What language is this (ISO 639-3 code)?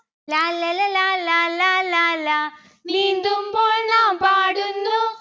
mal